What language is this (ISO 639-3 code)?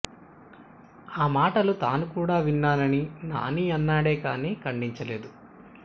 tel